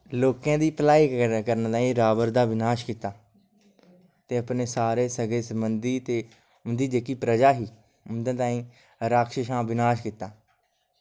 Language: Dogri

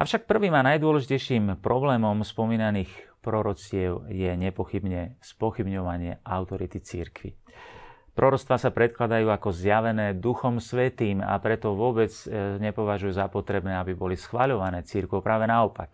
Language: Slovak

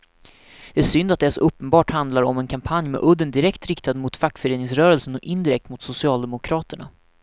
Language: Swedish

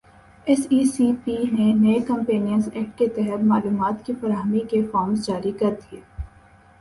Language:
Urdu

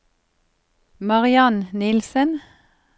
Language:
Norwegian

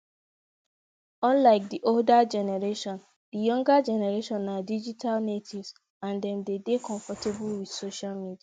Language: Nigerian Pidgin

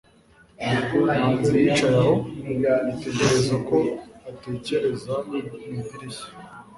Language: Kinyarwanda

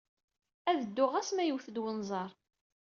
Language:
Kabyle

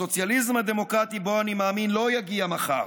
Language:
Hebrew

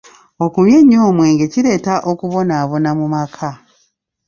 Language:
Ganda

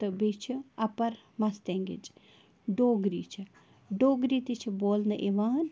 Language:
Kashmiri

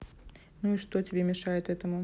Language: Russian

